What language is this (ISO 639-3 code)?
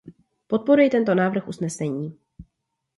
ces